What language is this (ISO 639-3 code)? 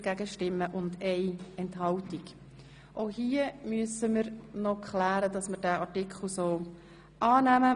gsw